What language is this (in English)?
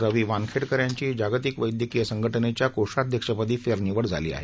Marathi